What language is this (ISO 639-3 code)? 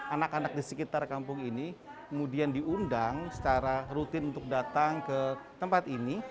ind